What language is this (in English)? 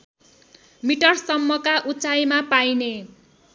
Nepali